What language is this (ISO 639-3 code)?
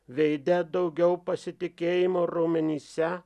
lit